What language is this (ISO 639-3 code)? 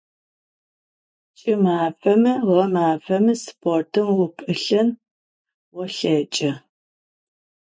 ady